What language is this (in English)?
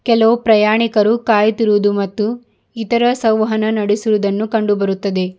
Kannada